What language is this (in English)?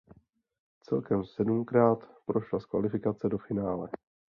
Czech